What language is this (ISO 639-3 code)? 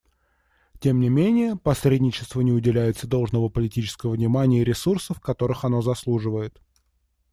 rus